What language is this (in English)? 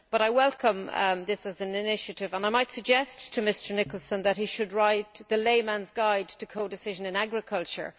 English